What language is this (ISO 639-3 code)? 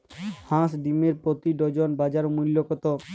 ben